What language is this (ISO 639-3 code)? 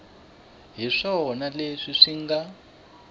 tso